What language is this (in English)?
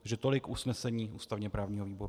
Czech